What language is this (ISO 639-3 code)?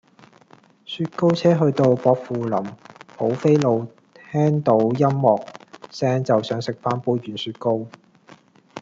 yue